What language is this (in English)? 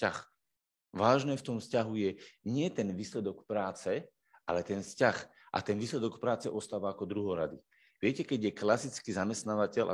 Slovak